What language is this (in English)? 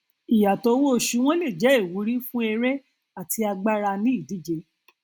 Yoruba